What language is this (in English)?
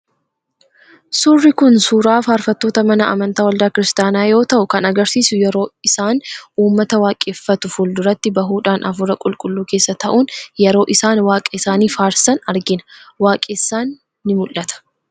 Oromo